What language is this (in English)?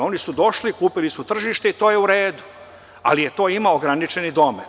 Serbian